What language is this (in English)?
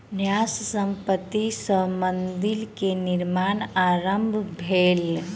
Maithili